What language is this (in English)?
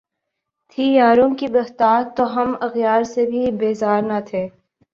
Urdu